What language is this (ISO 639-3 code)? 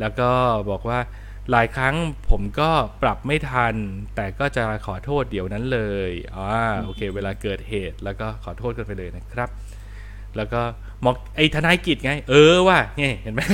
tha